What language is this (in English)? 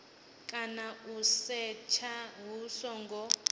Venda